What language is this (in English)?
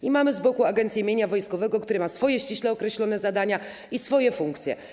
Polish